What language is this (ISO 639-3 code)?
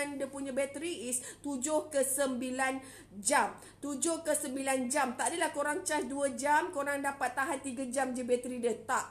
msa